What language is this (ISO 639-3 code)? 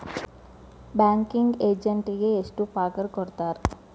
kan